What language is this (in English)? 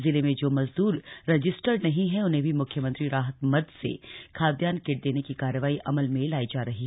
Hindi